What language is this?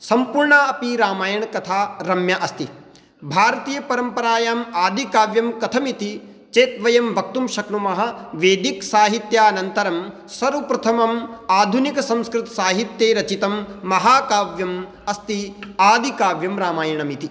Sanskrit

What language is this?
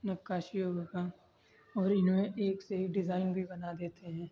Urdu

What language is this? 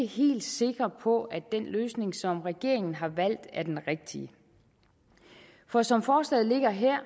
Danish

